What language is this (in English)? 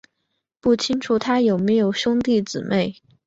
Chinese